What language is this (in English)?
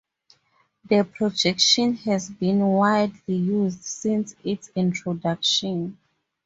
English